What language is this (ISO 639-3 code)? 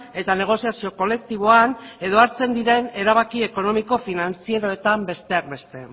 eus